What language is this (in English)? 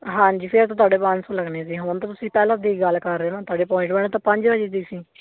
Punjabi